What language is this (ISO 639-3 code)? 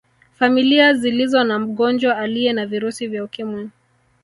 swa